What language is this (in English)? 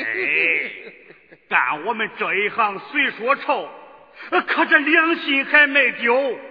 Chinese